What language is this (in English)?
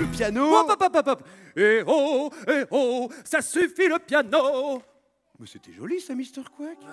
French